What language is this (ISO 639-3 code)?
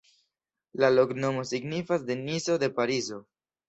epo